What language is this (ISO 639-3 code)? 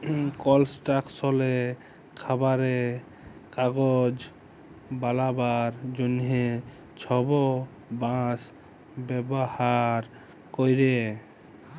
ben